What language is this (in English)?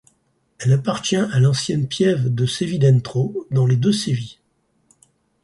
French